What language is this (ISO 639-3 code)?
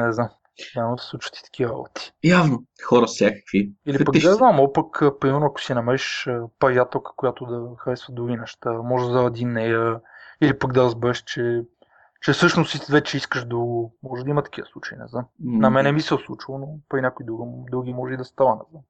bul